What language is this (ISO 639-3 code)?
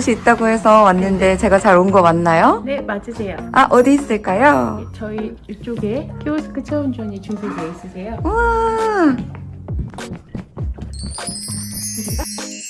kor